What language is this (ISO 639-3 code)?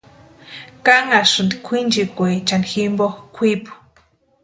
pua